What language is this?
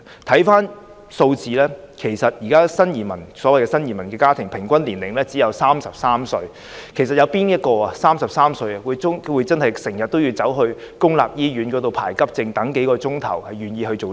Cantonese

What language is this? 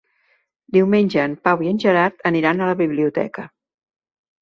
Catalan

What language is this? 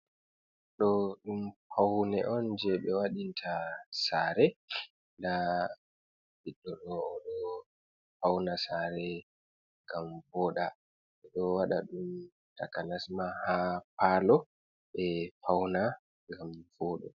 Fula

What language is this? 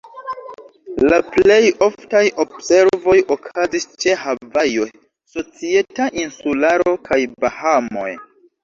Esperanto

